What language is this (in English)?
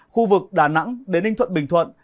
Vietnamese